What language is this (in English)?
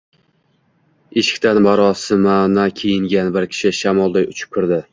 Uzbek